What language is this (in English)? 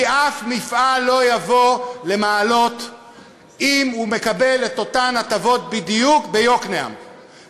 Hebrew